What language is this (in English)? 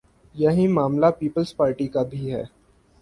Urdu